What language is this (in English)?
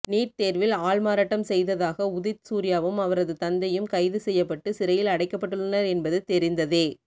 Tamil